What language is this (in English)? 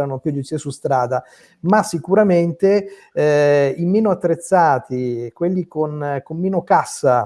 Italian